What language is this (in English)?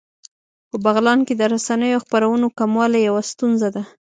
Pashto